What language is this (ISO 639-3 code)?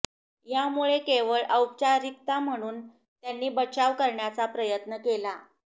mar